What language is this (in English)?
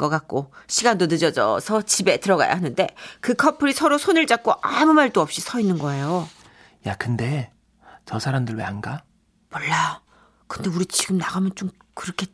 Korean